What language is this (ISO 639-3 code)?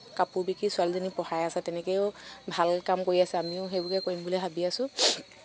asm